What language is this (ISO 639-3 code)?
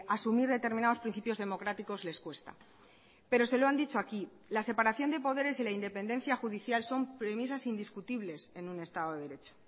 spa